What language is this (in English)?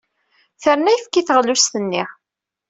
Kabyle